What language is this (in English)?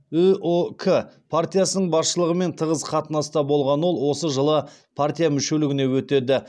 Kazakh